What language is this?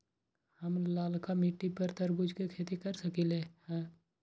Magahi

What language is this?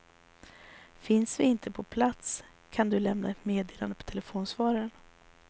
Swedish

